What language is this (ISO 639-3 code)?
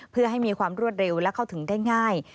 tha